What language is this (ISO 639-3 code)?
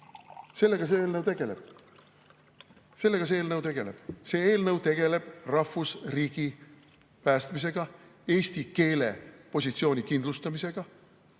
est